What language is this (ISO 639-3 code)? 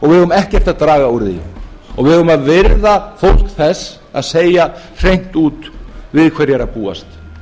isl